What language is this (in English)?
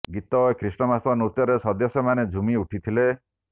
Odia